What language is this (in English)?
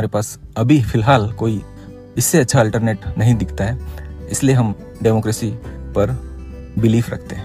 Hindi